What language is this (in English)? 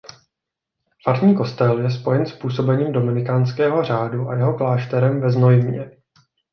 Czech